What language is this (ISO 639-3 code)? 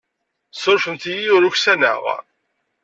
kab